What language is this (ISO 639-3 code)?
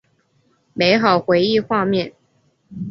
zho